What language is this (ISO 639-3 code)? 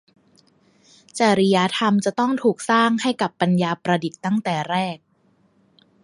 tha